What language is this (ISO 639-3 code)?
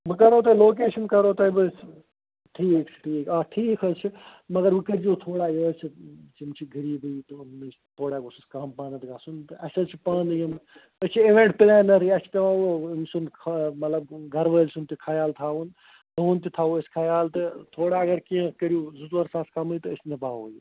kas